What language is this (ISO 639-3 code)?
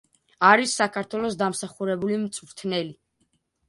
kat